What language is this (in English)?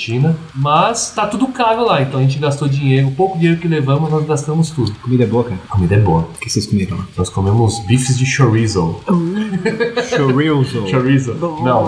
Portuguese